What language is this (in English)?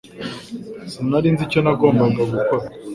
Kinyarwanda